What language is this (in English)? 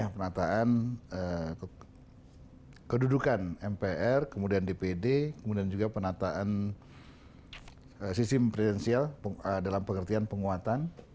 Indonesian